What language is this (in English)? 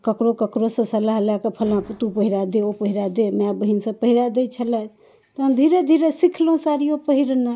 Maithili